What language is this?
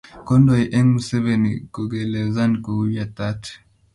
Kalenjin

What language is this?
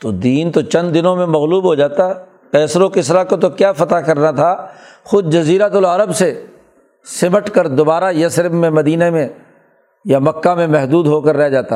Urdu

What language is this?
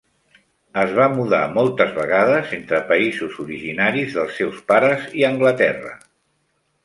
Catalan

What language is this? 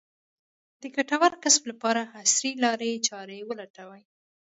Pashto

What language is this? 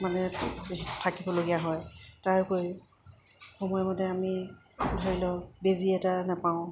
Assamese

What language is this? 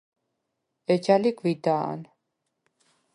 Svan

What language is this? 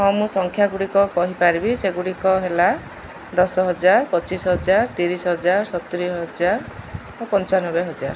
Odia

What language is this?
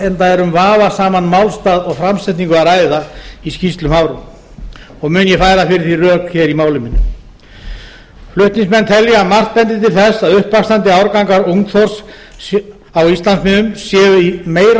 Icelandic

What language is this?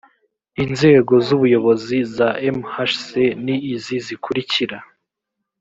Kinyarwanda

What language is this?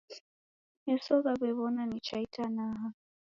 Taita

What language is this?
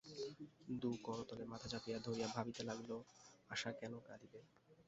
Bangla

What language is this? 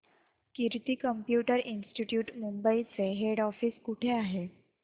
Marathi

